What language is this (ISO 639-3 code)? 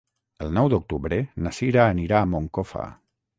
cat